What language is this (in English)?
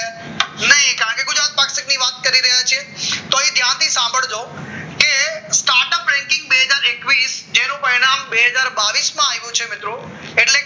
Gujarati